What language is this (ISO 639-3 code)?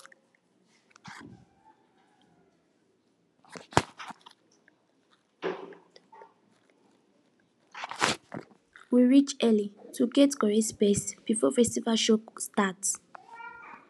pcm